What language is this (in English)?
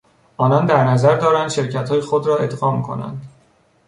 Persian